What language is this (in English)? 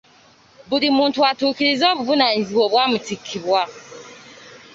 Ganda